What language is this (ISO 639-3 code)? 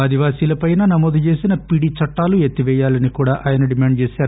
tel